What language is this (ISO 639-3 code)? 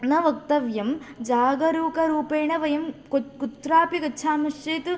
san